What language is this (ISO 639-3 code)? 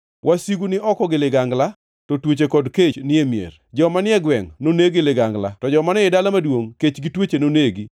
luo